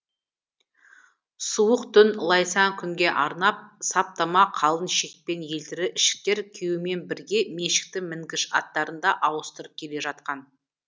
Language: Kazakh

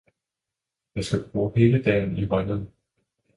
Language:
Danish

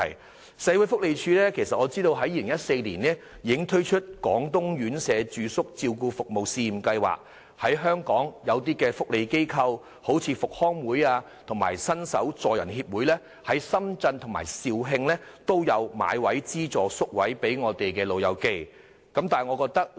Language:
Cantonese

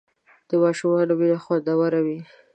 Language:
Pashto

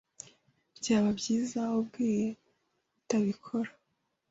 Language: Kinyarwanda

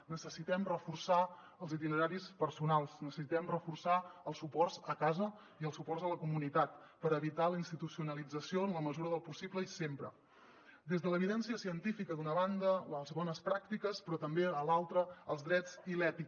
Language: Catalan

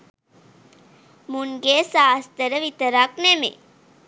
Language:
Sinhala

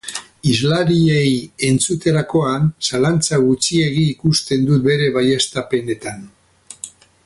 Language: Basque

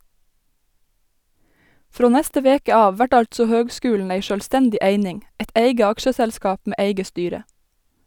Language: Norwegian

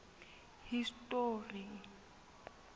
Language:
Southern Sotho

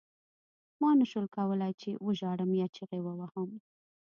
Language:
Pashto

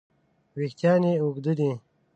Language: Pashto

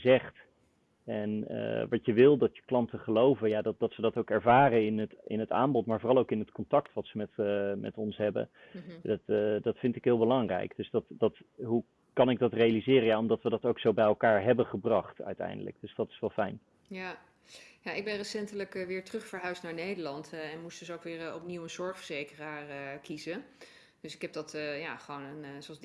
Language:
Dutch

